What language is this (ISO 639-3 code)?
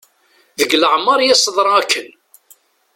kab